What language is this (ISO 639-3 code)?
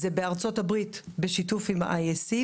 heb